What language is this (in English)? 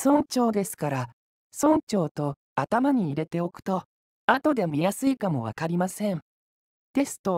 Japanese